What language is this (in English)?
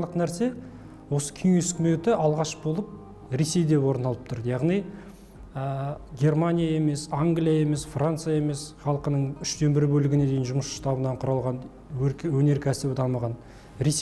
Turkish